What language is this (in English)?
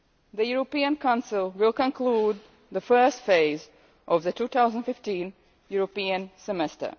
English